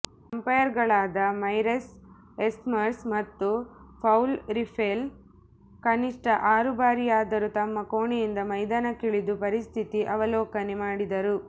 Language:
Kannada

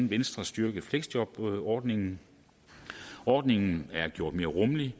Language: Danish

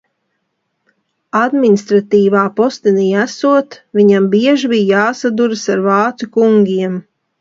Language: Latvian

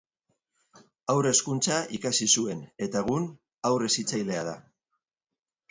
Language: Basque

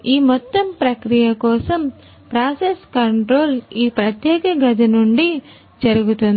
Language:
Telugu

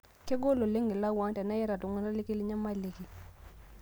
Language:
Masai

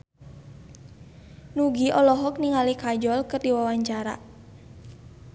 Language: Sundanese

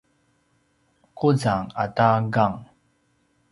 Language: Paiwan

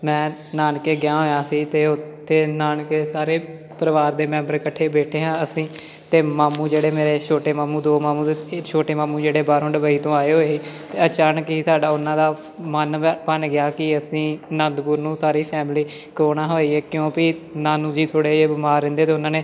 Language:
Punjabi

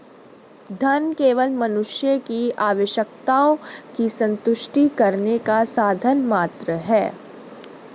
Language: Hindi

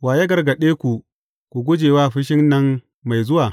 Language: Hausa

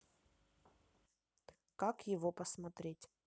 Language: Russian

